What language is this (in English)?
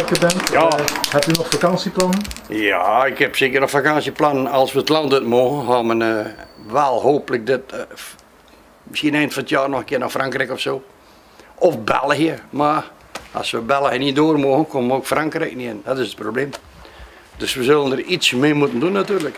Dutch